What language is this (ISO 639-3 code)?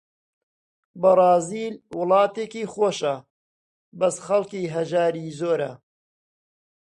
ckb